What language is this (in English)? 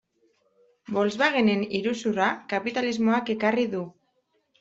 Basque